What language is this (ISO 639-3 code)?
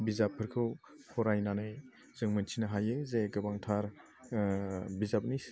brx